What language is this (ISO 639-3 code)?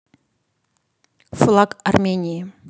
rus